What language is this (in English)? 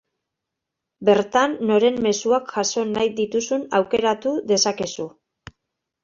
Basque